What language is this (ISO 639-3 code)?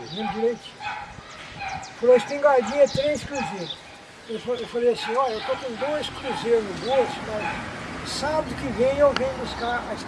por